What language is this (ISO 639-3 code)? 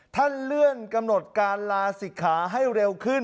tha